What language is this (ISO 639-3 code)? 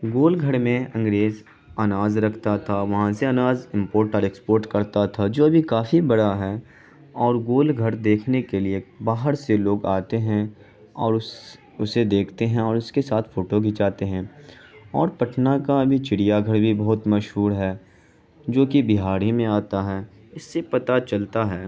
urd